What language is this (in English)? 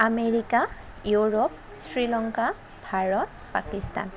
Assamese